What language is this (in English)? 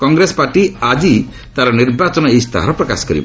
Odia